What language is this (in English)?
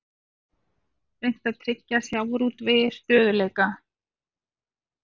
Icelandic